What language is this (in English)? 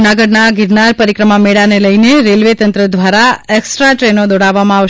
Gujarati